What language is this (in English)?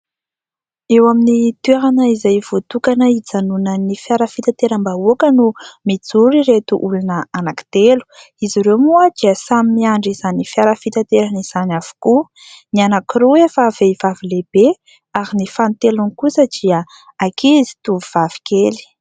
Malagasy